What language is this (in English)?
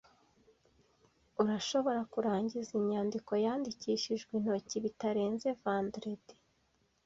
Kinyarwanda